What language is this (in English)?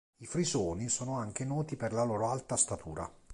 Italian